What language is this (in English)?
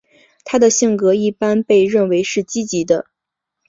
Chinese